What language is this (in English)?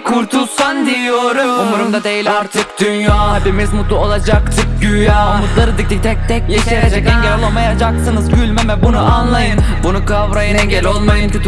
Turkish